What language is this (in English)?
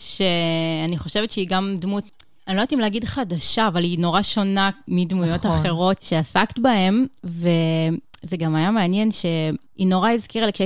Hebrew